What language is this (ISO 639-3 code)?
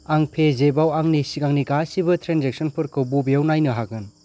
brx